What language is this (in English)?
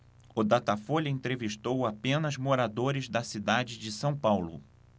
Portuguese